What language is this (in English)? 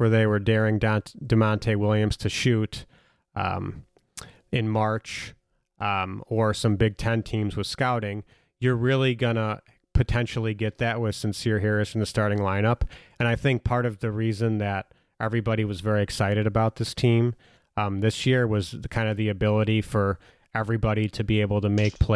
English